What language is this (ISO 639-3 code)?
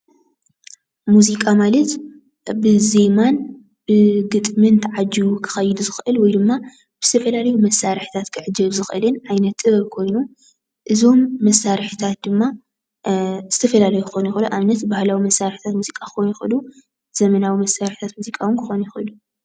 tir